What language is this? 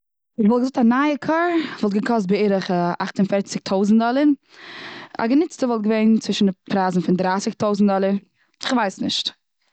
Yiddish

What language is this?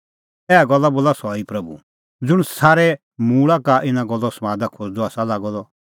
Kullu Pahari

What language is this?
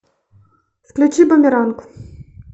Russian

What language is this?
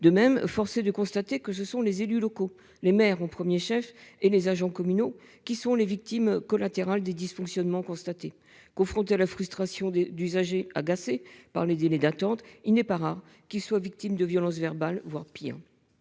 French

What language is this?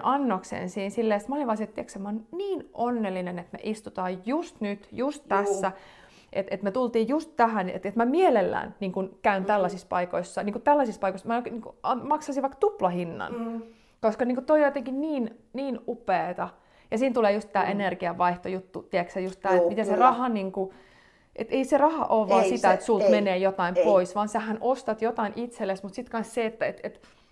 Finnish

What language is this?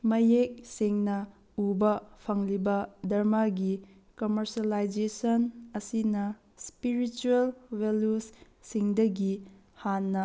Manipuri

